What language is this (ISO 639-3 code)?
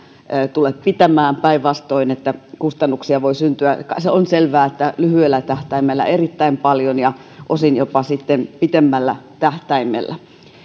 fin